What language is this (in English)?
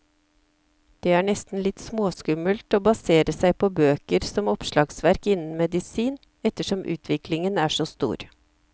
Norwegian